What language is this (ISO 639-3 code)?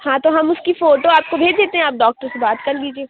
urd